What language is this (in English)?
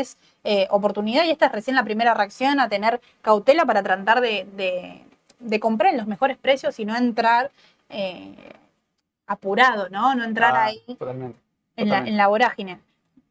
Spanish